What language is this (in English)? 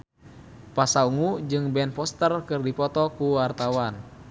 Sundanese